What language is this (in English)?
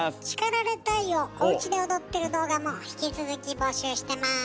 Japanese